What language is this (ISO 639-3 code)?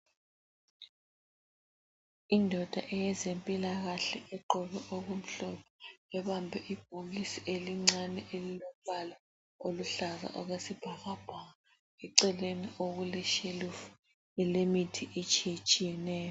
nde